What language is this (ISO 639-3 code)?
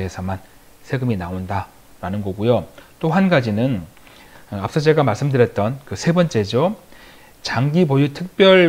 kor